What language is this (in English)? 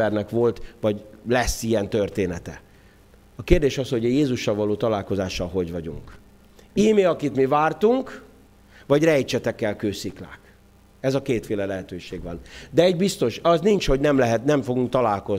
Hungarian